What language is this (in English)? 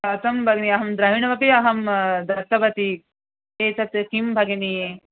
Sanskrit